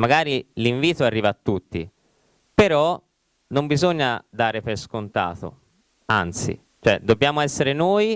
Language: Italian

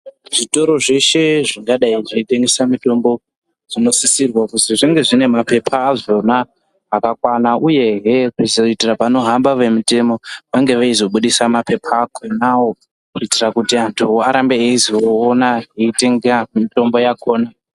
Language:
Ndau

